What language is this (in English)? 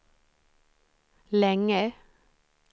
Swedish